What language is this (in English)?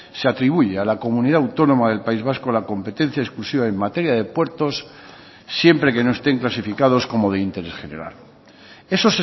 Spanish